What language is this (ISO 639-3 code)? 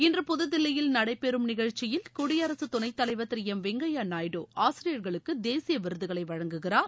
tam